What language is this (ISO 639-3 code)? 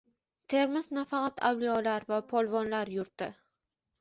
uzb